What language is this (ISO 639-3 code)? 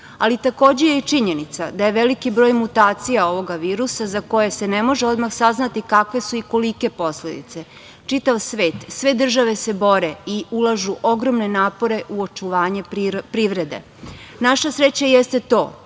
srp